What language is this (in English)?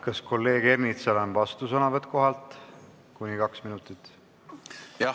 Estonian